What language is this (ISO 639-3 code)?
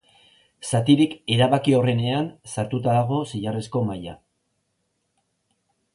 eus